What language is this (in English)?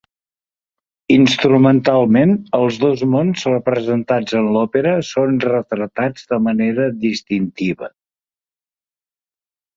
Catalan